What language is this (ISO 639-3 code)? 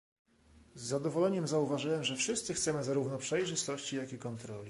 pol